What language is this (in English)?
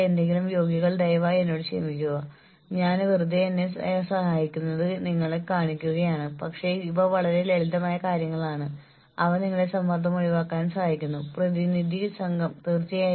Malayalam